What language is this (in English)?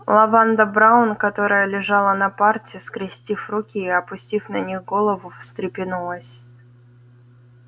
Russian